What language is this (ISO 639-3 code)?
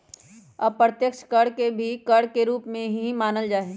mag